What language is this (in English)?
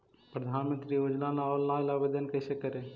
Magahi